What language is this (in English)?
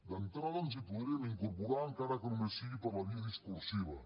Catalan